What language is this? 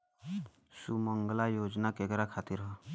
Bhojpuri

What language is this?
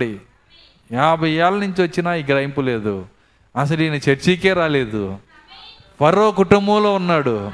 Telugu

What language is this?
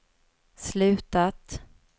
Swedish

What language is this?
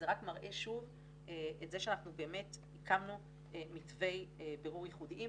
Hebrew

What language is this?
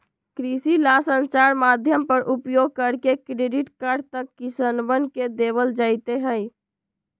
Magahi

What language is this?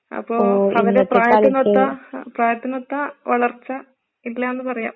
Malayalam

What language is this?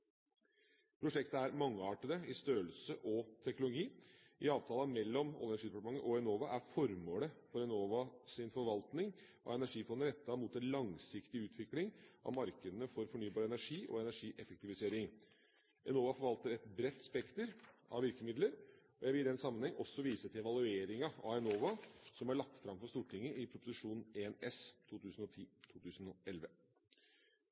Norwegian Bokmål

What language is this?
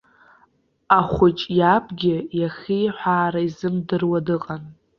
Abkhazian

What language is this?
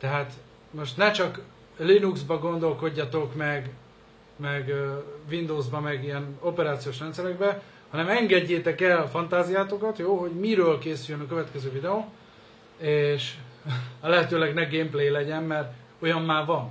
Hungarian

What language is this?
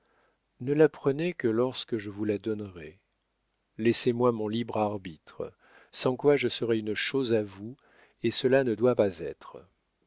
French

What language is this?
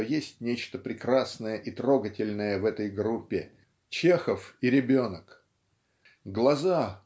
Russian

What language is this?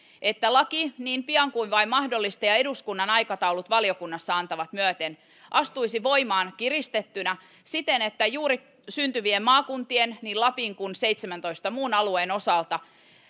Finnish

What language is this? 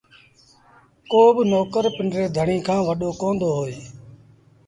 Sindhi Bhil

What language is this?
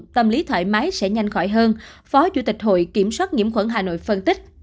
Vietnamese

